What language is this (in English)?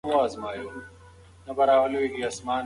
Pashto